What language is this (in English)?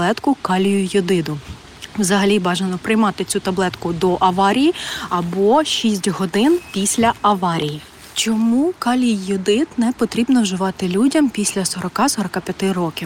Ukrainian